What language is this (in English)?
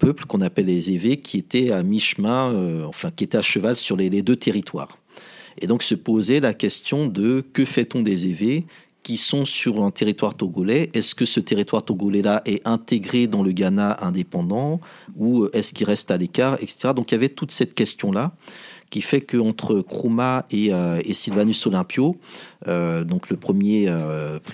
French